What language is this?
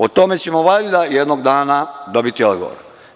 Serbian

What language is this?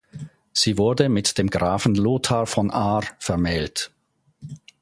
German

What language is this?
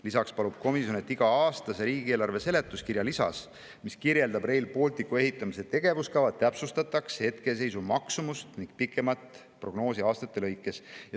Estonian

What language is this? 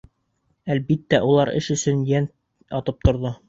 Bashkir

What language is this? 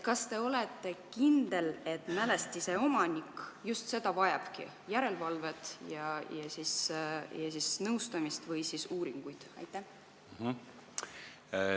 Estonian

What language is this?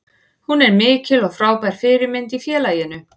Icelandic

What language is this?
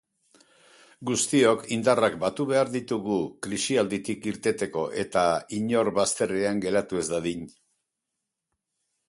Basque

